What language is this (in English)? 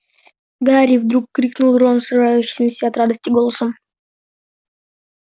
Russian